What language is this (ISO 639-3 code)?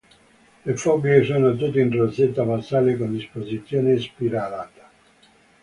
ita